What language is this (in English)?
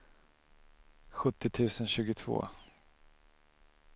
Swedish